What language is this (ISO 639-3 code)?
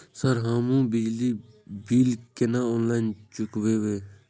mai